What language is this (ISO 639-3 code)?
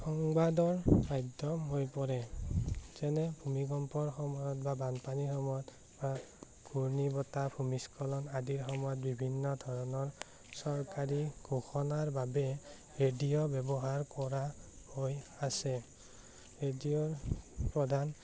asm